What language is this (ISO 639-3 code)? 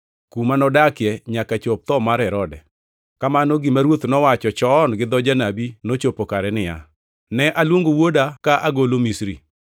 luo